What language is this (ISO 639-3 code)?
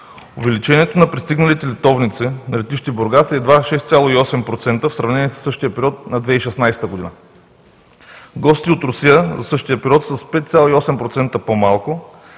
bul